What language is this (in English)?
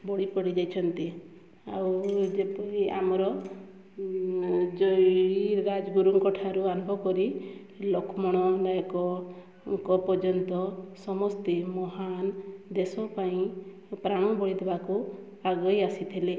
Odia